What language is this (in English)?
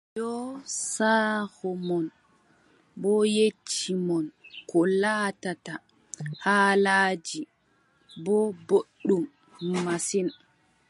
Adamawa Fulfulde